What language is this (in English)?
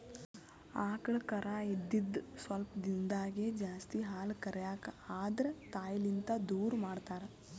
Kannada